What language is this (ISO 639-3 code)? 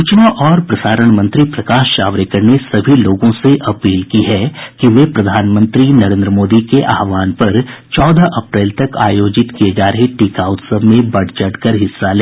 hin